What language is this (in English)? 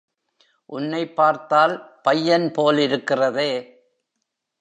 Tamil